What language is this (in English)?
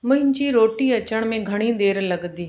Sindhi